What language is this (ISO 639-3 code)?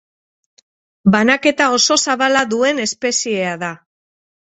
eus